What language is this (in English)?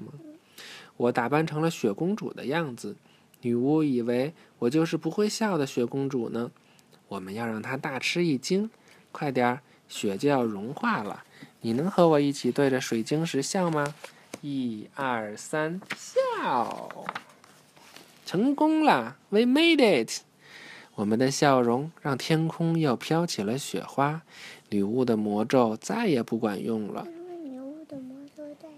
Chinese